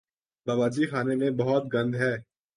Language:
Urdu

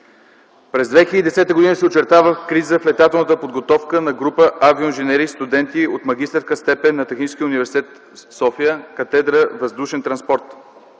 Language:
Bulgarian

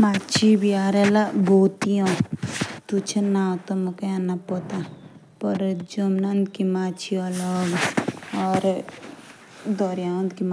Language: Jaunsari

